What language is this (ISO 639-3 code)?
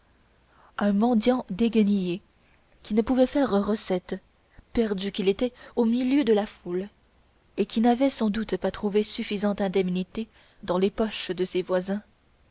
fra